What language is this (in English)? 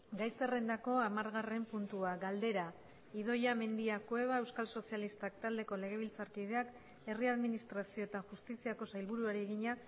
Basque